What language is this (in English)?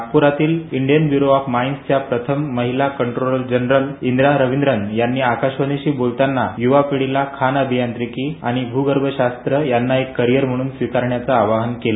Marathi